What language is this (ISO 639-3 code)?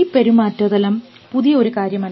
mal